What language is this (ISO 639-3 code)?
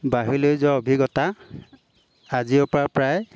asm